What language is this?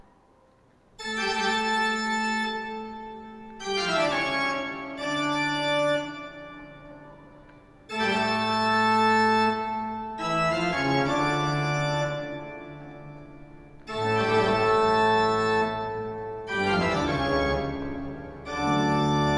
Polish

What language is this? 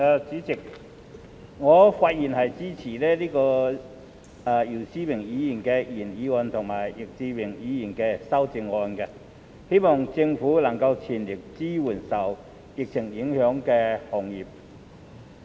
Cantonese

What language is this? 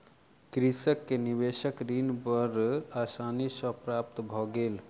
Maithili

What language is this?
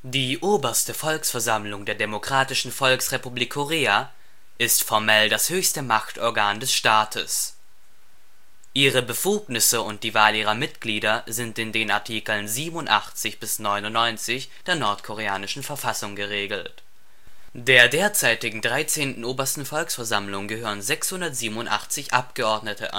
German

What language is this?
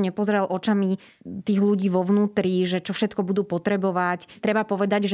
Slovak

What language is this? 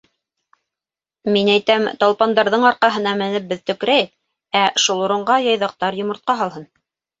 Bashkir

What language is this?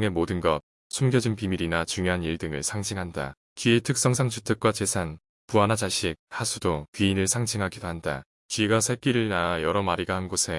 Korean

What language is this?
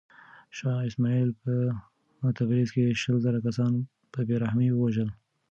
Pashto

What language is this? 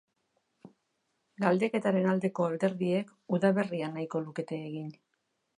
Basque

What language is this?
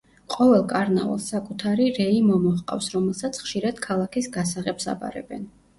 Georgian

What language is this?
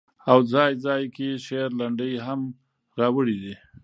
Pashto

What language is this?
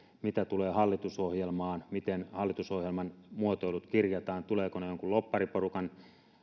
Finnish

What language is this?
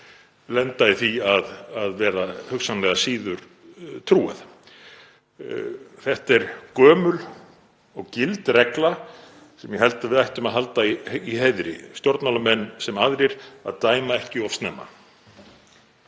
Icelandic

